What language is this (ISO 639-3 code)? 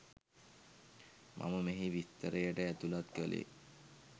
sin